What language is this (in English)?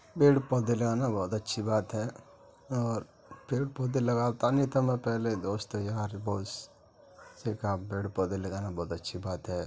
Urdu